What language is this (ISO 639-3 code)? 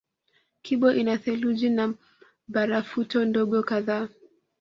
swa